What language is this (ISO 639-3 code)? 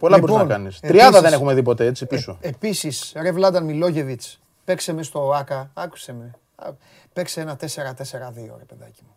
ell